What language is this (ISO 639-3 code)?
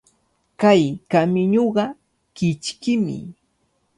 qvl